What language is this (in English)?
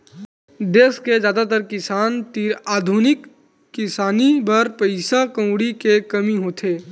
Chhattisgarhi